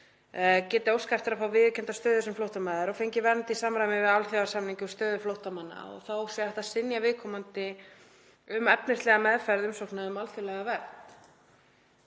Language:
Icelandic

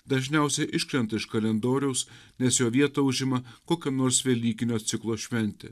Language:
Lithuanian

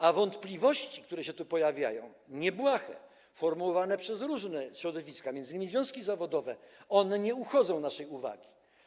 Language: Polish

